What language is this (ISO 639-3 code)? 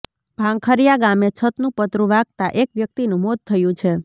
guj